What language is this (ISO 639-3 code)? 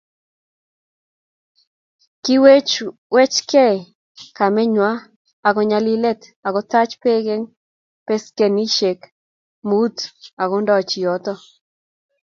kln